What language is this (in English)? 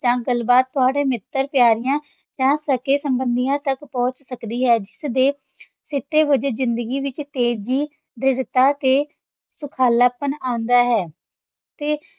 Punjabi